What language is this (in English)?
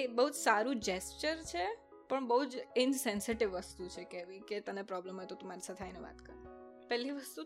Gujarati